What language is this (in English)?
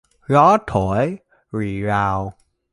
Vietnamese